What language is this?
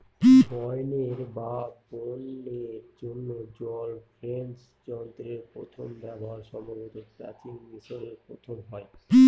Bangla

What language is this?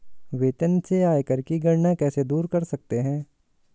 Hindi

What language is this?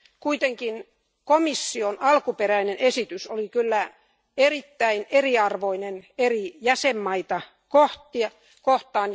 Finnish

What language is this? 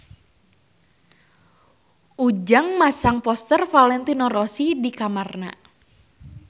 Sundanese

